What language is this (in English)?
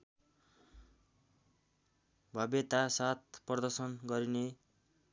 Nepali